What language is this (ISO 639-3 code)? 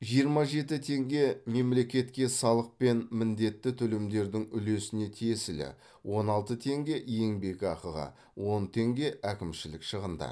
kaz